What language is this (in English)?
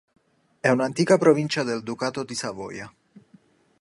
Italian